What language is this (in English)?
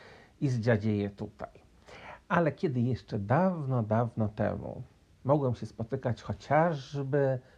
Polish